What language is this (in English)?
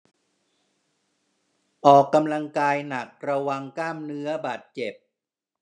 Thai